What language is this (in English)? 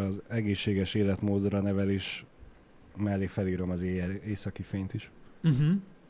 Hungarian